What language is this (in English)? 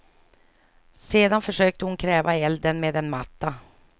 Swedish